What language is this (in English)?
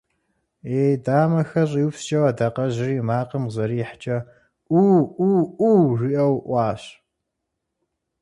Kabardian